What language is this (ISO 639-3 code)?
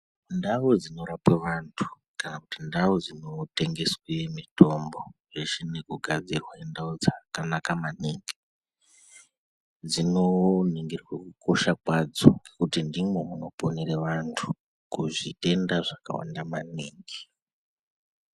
ndc